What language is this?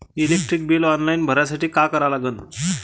Marathi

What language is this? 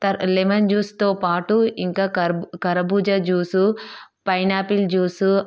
Telugu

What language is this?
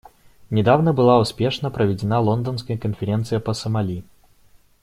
Russian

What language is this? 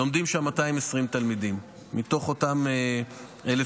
Hebrew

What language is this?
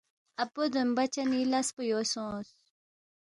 Balti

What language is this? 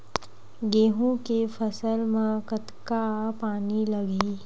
Chhattisgarhi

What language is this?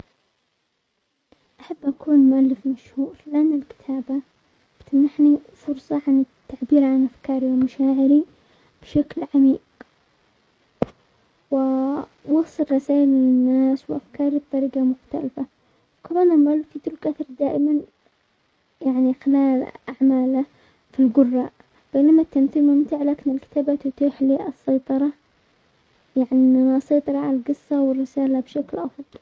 Omani Arabic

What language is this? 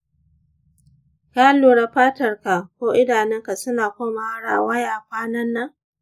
Hausa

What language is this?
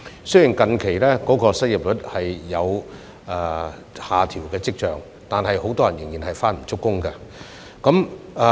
Cantonese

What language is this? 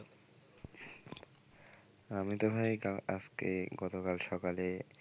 Bangla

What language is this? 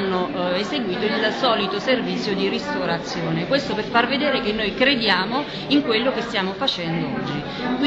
Italian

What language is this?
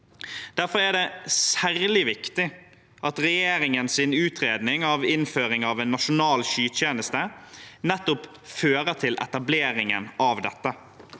Norwegian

